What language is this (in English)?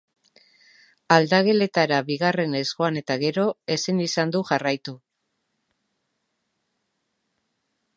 Basque